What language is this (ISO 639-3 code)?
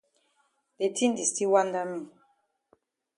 wes